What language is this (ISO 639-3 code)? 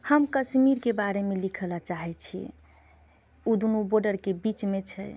mai